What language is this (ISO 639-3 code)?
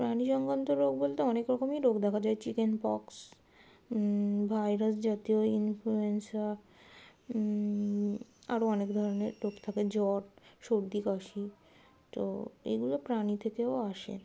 ben